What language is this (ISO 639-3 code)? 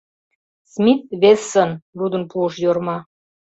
chm